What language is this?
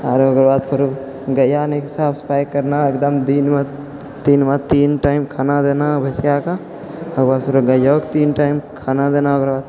Maithili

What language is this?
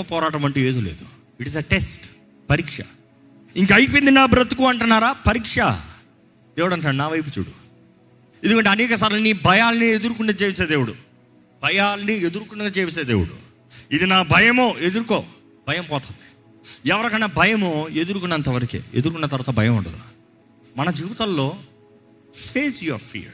Telugu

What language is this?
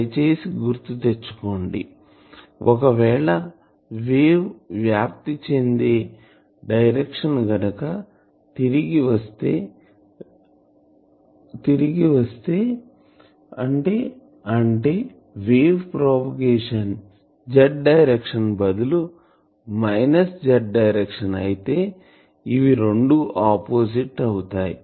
Telugu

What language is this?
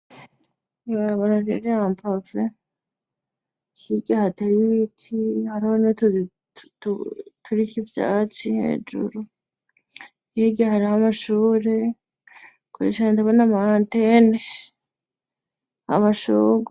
Rundi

